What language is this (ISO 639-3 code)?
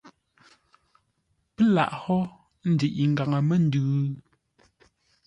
nla